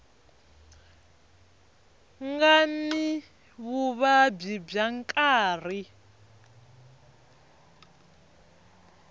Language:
Tsonga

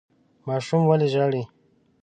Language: Pashto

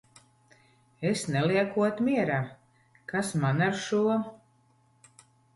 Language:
Latvian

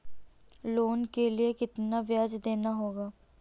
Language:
Hindi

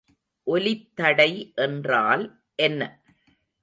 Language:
Tamil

